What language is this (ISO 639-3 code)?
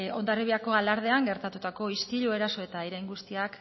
eus